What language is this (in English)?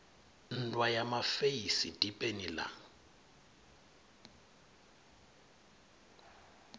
Venda